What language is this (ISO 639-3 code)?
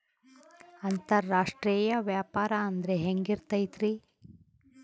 kan